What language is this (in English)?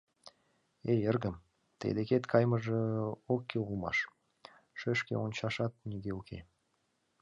Mari